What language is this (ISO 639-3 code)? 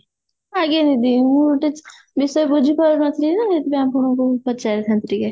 ori